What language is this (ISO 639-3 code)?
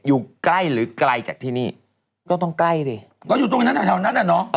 tha